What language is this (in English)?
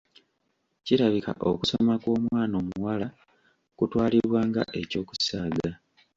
Ganda